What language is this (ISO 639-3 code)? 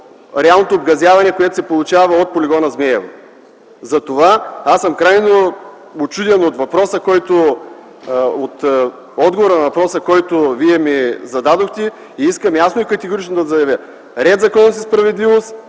bul